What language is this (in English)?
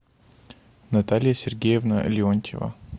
Russian